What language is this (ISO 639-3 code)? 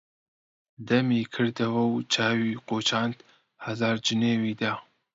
ckb